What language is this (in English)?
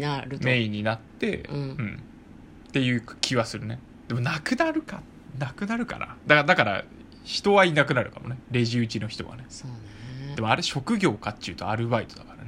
Japanese